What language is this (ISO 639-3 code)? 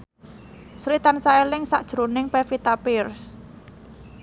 jav